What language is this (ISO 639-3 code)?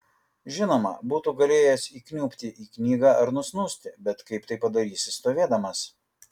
lit